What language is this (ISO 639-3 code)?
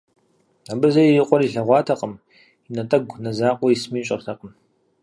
kbd